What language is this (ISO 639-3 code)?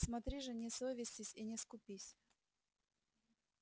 rus